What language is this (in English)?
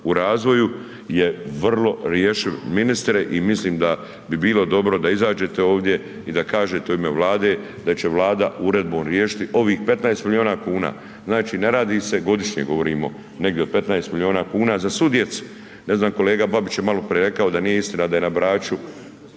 Croatian